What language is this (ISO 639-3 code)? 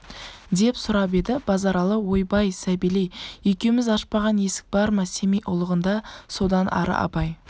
kaz